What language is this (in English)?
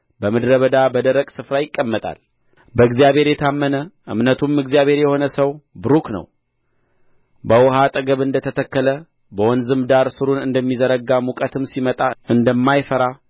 Amharic